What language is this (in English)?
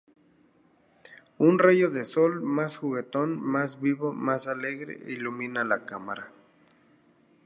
Spanish